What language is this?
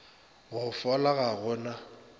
Northern Sotho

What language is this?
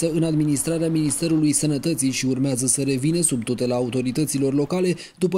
Romanian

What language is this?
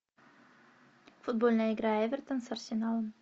Russian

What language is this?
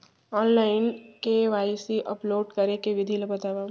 Chhattisgarhi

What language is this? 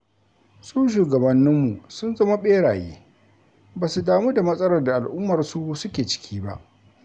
Hausa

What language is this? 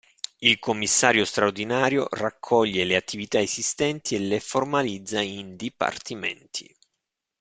Italian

